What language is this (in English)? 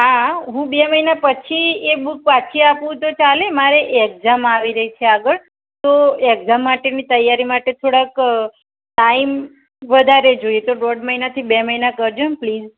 Gujarati